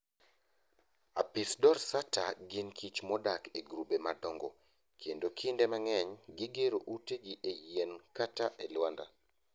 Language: Luo (Kenya and Tanzania)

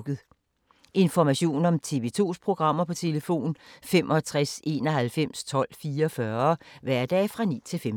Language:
Danish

